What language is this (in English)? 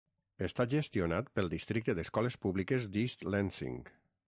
Catalan